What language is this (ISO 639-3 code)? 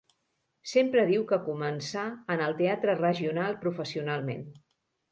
cat